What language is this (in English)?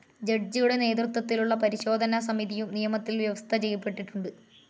Malayalam